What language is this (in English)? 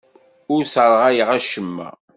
Kabyle